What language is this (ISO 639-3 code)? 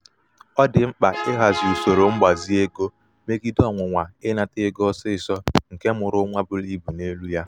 ibo